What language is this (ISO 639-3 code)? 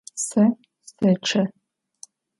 ady